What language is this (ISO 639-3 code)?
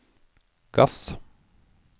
nor